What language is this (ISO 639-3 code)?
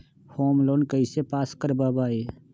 mag